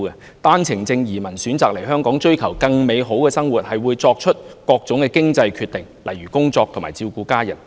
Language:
Cantonese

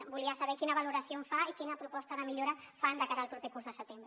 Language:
Catalan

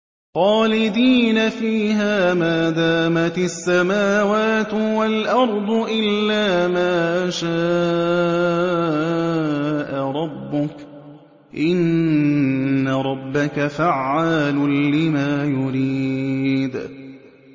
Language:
Arabic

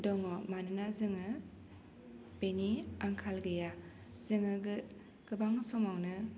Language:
Bodo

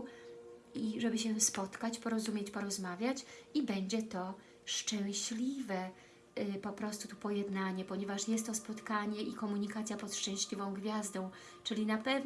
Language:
Polish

